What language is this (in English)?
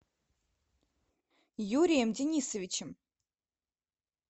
Russian